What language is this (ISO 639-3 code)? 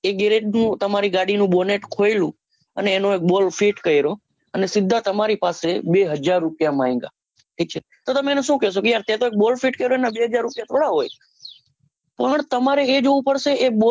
guj